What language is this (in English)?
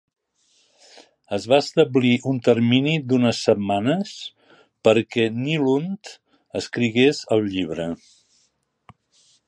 Catalan